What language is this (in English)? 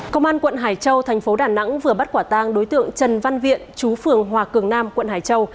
Vietnamese